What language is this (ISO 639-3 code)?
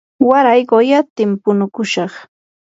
qur